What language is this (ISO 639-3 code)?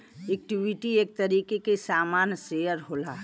bho